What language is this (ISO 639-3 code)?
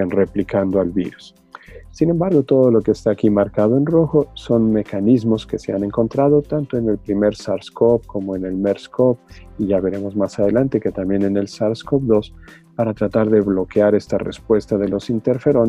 spa